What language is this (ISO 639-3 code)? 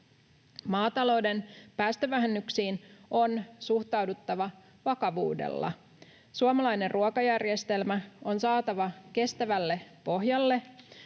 fin